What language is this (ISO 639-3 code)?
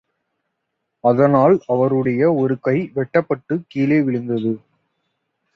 tam